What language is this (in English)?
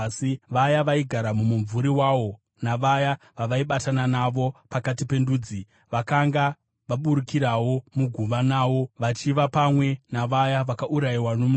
Shona